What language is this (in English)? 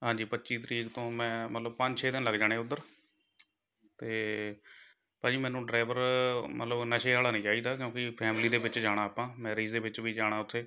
Punjabi